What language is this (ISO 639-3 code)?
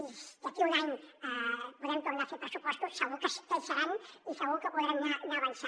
cat